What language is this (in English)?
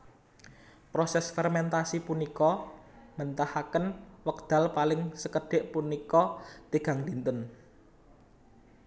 Javanese